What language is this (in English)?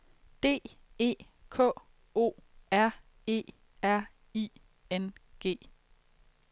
Danish